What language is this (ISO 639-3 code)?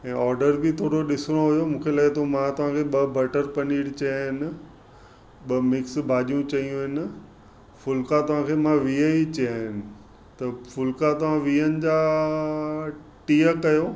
snd